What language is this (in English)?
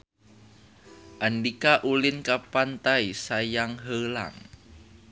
Sundanese